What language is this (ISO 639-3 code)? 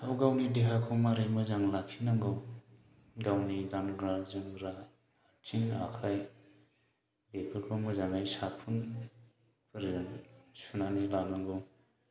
brx